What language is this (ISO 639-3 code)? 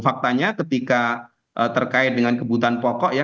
ind